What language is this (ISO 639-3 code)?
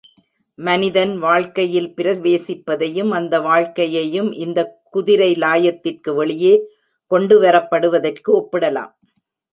tam